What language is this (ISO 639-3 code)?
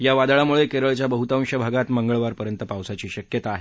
mar